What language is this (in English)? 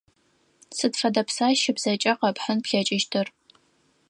Adyghe